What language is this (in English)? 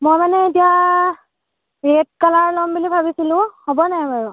Assamese